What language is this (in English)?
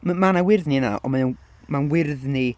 Welsh